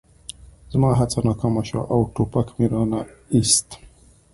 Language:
Pashto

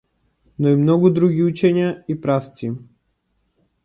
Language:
Macedonian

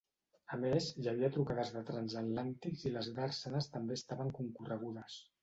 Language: Catalan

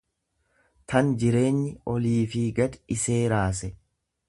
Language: Oromo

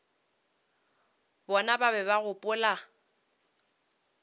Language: Northern Sotho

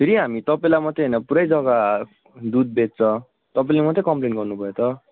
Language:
Nepali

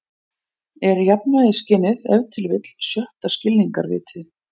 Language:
Icelandic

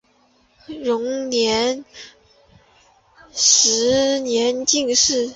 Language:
Chinese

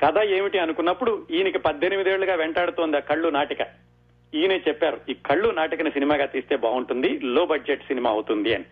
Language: Telugu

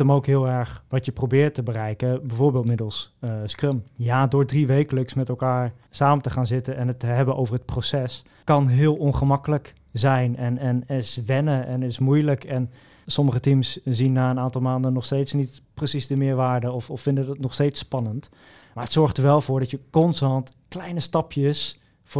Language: Dutch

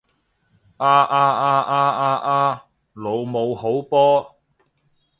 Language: Cantonese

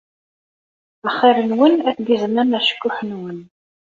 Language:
Kabyle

